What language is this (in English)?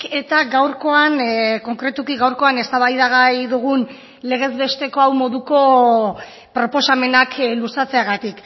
Basque